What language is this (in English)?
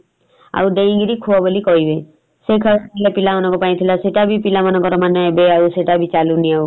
Odia